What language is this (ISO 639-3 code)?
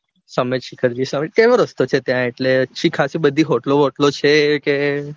guj